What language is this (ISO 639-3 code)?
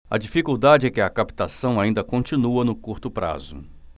por